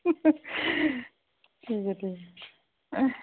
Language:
Punjabi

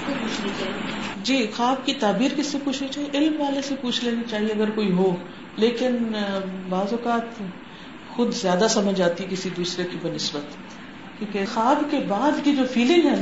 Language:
Urdu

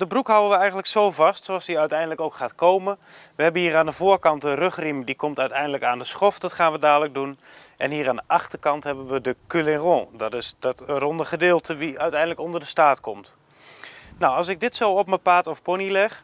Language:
Dutch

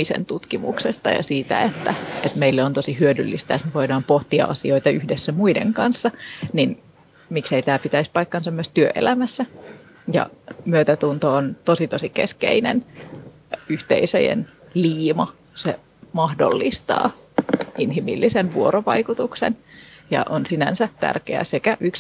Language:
Finnish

